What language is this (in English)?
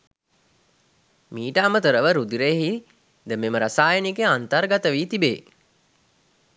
Sinhala